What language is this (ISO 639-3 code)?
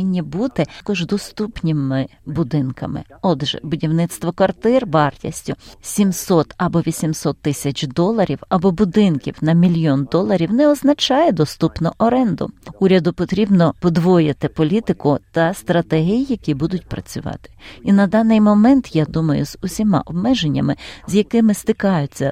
ukr